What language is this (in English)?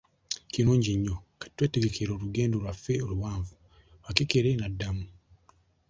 Ganda